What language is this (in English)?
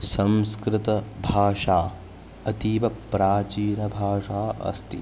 Sanskrit